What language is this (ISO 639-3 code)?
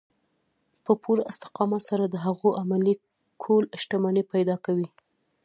pus